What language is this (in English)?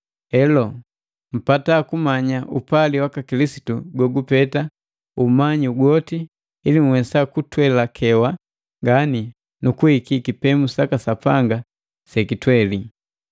Matengo